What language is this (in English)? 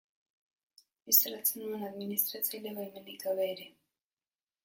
Basque